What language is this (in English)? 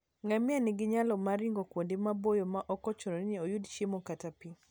Luo (Kenya and Tanzania)